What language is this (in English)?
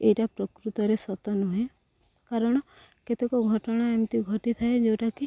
Odia